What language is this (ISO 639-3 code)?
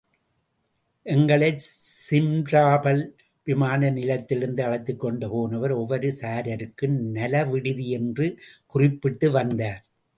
tam